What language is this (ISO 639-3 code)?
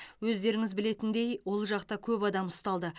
kaz